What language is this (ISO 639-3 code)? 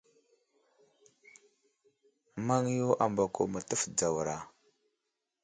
udl